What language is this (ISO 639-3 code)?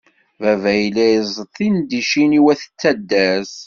kab